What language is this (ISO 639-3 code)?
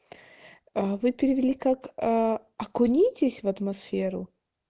rus